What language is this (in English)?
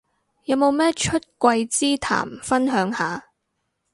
Cantonese